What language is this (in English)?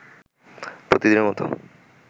Bangla